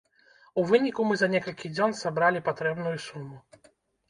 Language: Belarusian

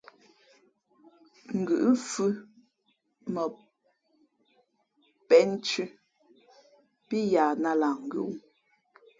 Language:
Fe'fe'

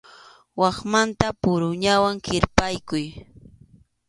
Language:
Arequipa-La Unión Quechua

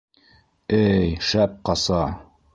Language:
Bashkir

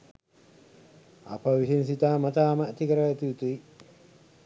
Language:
Sinhala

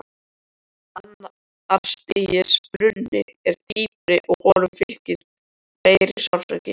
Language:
Icelandic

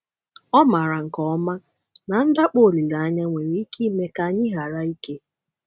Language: Igbo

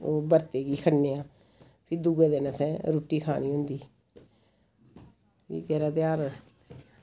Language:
Dogri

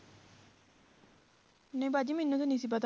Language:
Punjabi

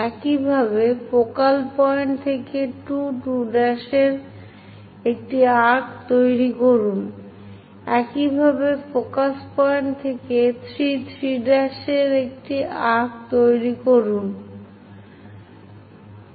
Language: Bangla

